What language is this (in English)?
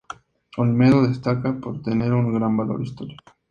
Spanish